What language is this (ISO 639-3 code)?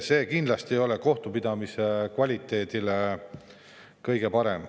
est